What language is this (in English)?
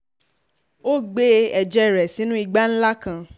Yoruba